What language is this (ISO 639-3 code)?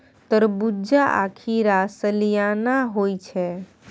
mai